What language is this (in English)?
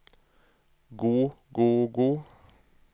Norwegian